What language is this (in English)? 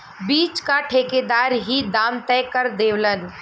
Bhojpuri